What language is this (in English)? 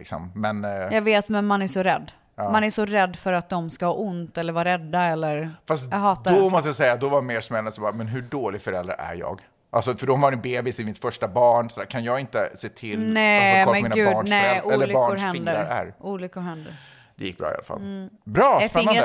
Swedish